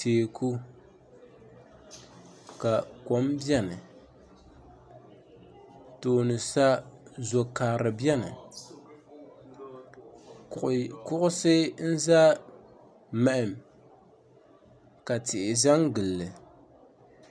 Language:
Dagbani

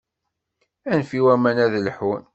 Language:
Kabyle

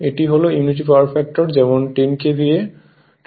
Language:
Bangla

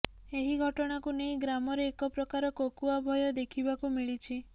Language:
Odia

